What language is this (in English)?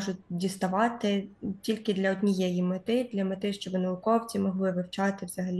Ukrainian